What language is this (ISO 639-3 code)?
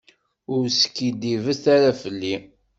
kab